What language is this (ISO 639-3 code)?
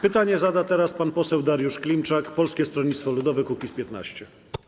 pol